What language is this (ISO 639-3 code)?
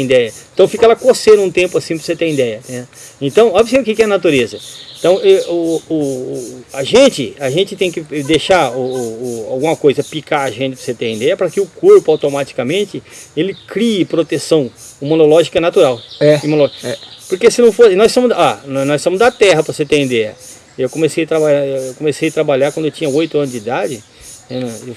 por